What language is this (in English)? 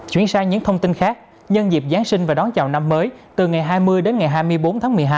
Vietnamese